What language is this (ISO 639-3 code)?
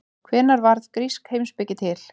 isl